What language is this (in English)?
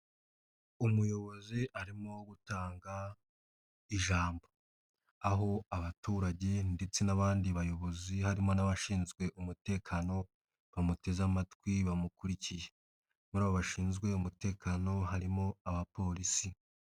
Kinyarwanda